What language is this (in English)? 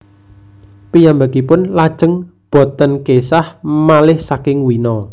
Javanese